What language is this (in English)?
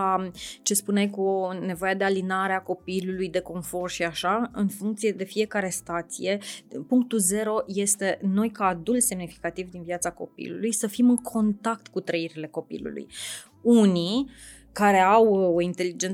Romanian